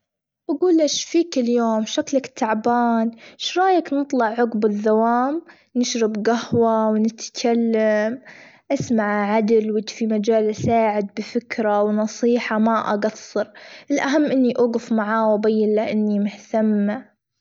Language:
Gulf Arabic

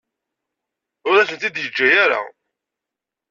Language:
Kabyle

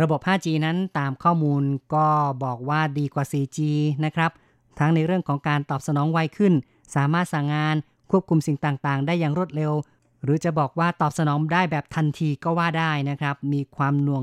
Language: Thai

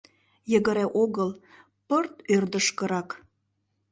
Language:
Mari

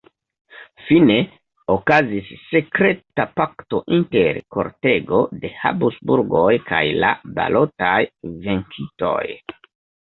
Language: Esperanto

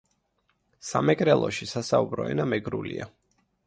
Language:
Georgian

